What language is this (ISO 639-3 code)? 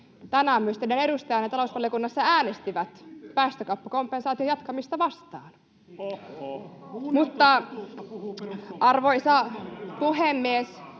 fin